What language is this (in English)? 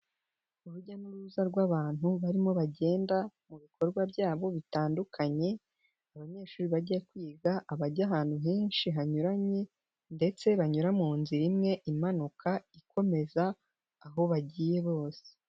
Kinyarwanda